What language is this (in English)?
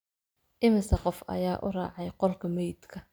Somali